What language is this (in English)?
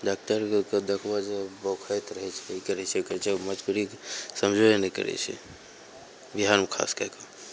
Maithili